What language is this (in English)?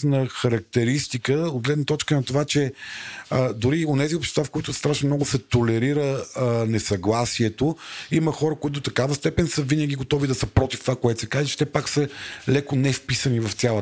Bulgarian